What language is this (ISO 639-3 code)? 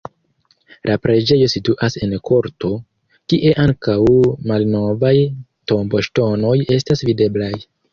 epo